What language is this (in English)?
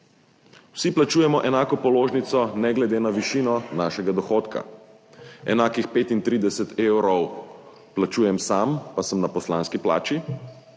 Slovenian